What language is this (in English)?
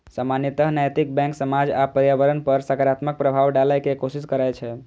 Maithili